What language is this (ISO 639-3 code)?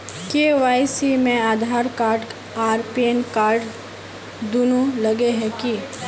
mag